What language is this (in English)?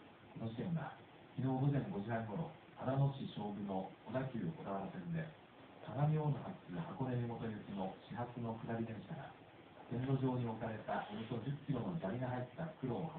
Japanese